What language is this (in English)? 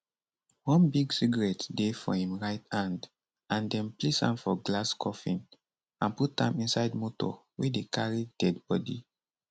Nigerian Pidgin